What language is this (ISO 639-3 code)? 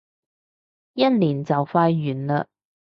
yue